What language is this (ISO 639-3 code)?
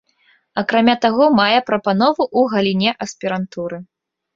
bel